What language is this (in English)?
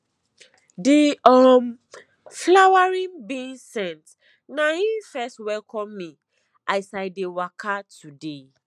Nigerian Pidgin